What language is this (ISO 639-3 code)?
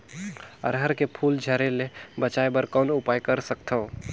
hne